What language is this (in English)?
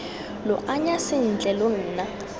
Tswana